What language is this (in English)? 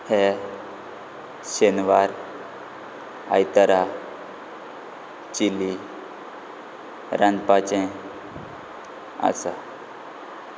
Konkani